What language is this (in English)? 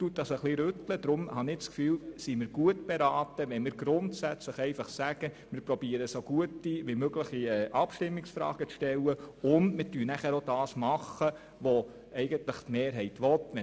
Swiss German